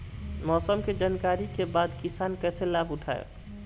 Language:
Bhojpuri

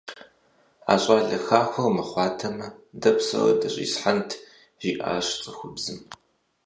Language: Kabardian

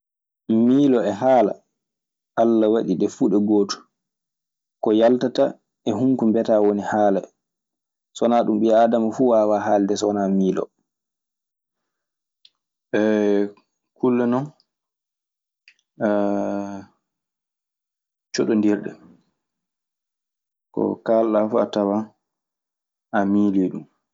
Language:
Maasina Fulfulde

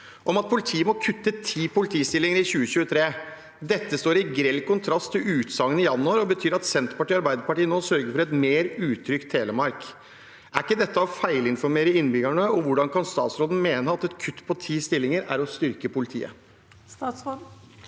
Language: Norwegian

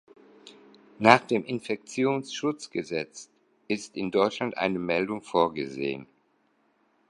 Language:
German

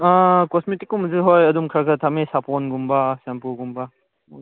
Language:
Manipuri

